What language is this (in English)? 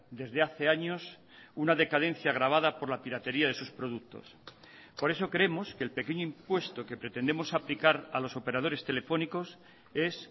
Spanish